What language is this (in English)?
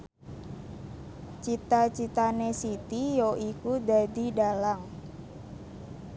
Javanese